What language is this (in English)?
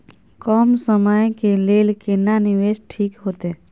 Maithili